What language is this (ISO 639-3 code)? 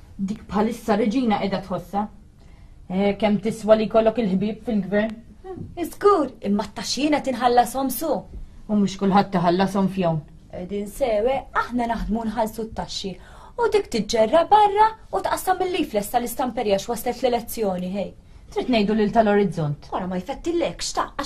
ara